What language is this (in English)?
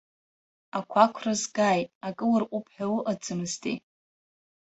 Abkhazian